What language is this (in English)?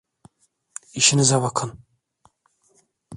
Turkish